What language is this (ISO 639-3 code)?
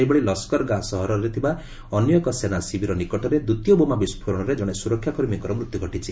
ori